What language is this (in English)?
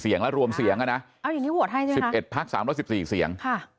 Thai